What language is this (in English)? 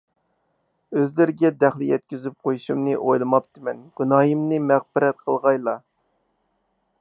Uyghur